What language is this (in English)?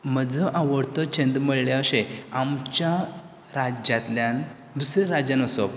Konkani